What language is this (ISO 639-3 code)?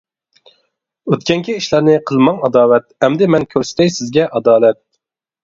uig